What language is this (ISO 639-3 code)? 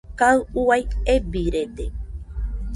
hux